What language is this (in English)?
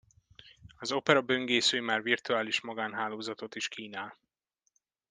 Hungarian